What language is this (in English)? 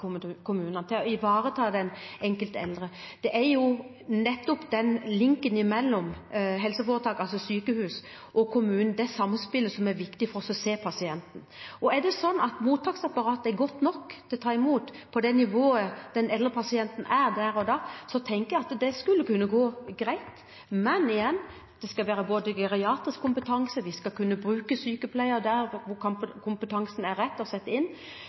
Norwegian Bokmål